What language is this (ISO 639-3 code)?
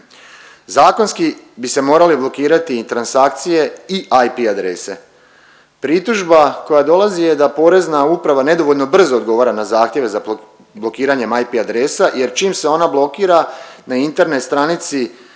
hrv